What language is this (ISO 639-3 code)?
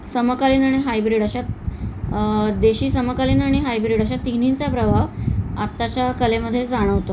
mar